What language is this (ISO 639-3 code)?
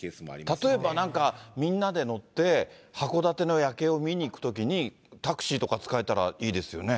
jpn